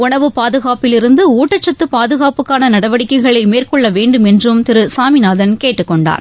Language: Tamil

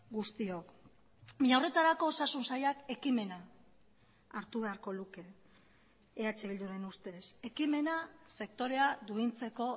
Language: Basque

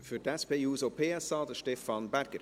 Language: Swiss German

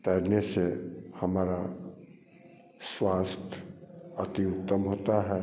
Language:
Hindi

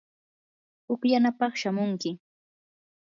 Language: Yanahuanca Pasco Quechua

